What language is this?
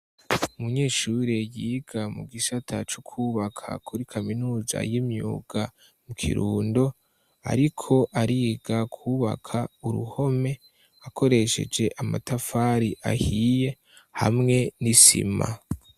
Rundi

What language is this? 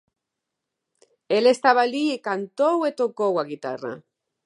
Galician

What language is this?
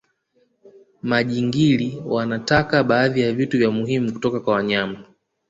Swahili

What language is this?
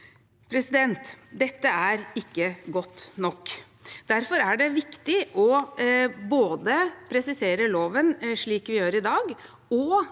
Norwegian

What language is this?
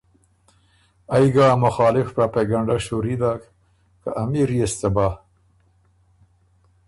Ormuri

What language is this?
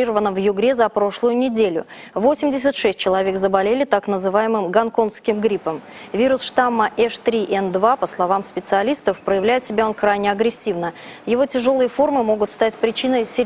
Russian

